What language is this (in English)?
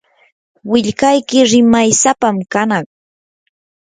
Yanahuanca Pasco Quechua